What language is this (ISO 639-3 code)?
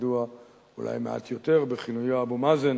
heb